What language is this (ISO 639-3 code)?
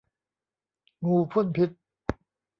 tha